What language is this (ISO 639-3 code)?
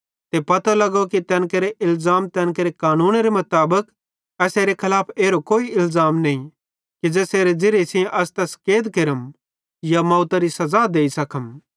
bhd